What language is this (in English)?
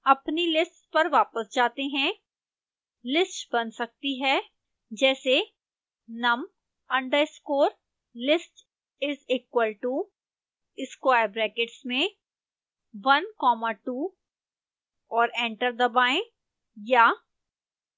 Hindi